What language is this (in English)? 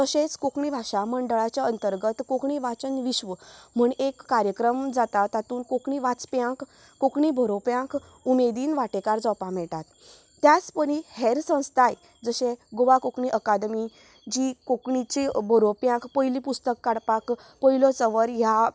Konkani